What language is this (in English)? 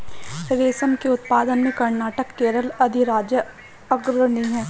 Hindi